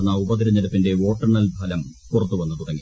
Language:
Malayalam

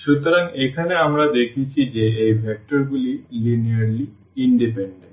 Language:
Bangla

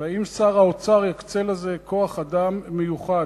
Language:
Hebrew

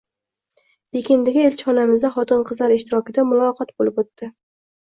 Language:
Uzbek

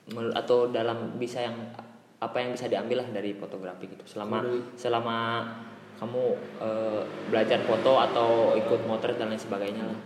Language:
Indonesian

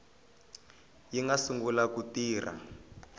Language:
Tsonga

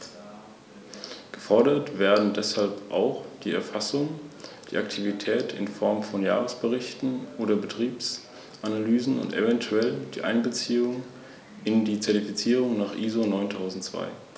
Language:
German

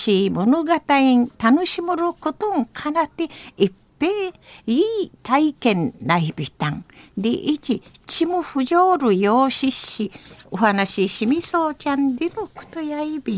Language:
Japanese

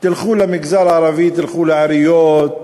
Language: Hebrew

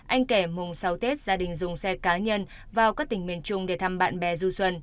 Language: Vietnamese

